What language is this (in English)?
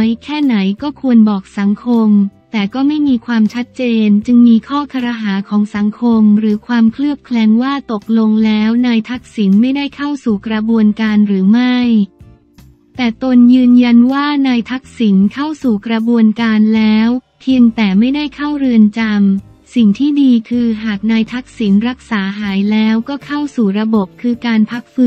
Thai